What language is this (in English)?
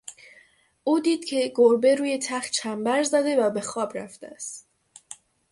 Persian